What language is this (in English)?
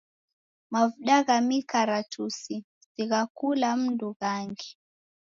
Taita